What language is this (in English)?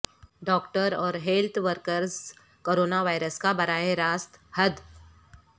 Urdu